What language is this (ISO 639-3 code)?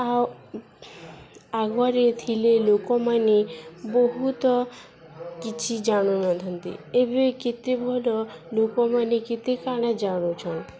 ori